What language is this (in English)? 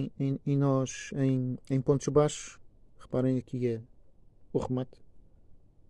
Portuguese